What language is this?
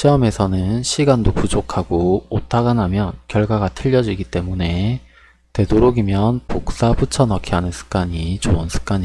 Korean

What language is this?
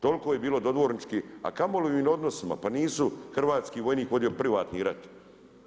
Croatian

